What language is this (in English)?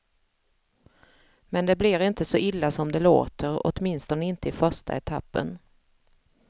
Swedish